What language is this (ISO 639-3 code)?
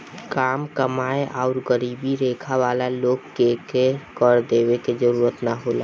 bho